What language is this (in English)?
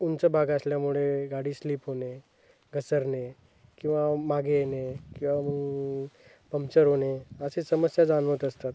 Marathi